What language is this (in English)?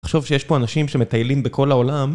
Hebrew